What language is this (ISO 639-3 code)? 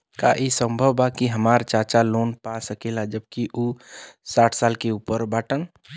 bho